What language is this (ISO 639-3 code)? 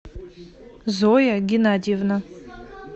rus